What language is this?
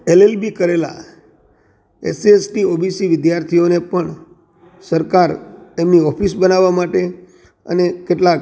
Gujarati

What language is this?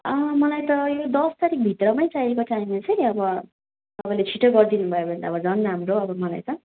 Nepali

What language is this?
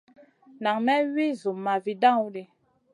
Masana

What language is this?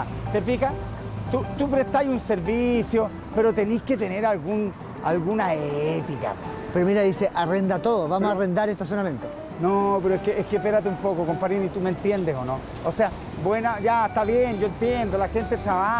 Spanish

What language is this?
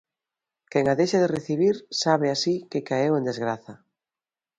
Galician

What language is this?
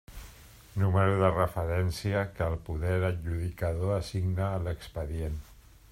Catalan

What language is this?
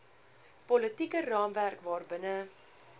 Afrikaans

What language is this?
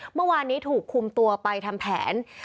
Thai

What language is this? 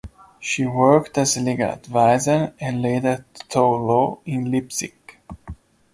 English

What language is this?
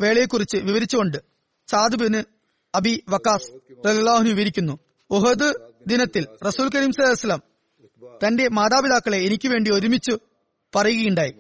Malayalam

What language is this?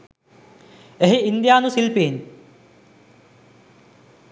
Sinhala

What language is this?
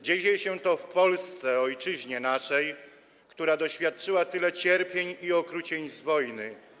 Polish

